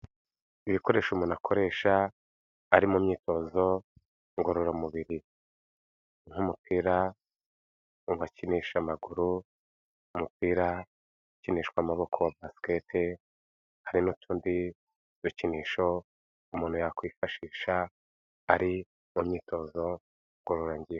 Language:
Kinyarwanda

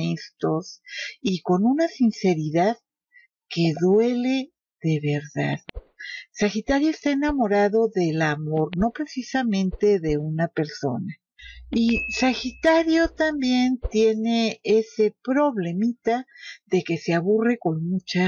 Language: Spanish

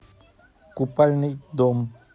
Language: Russian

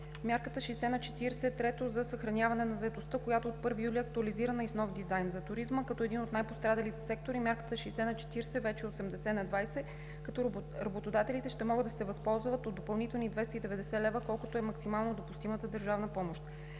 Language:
Bulgarian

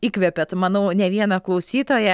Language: Lithuanian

